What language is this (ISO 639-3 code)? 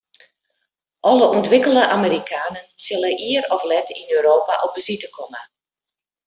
fry